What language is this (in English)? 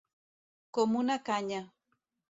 Catalan